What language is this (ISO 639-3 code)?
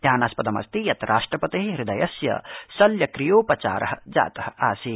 san